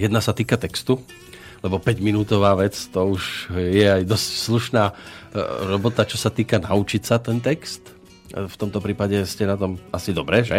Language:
Slovak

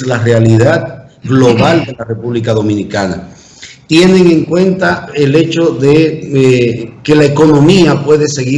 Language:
Spanish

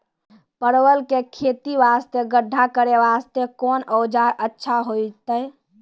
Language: Maithili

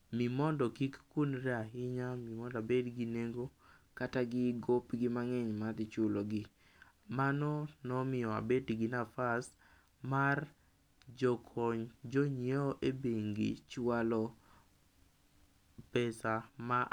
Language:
Luo (Kenya and Tanzania)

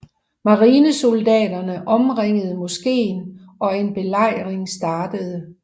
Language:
Danish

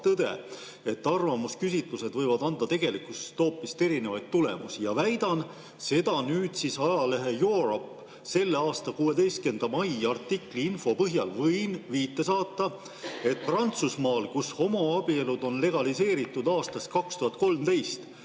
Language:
Estonian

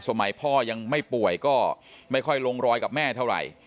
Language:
Thai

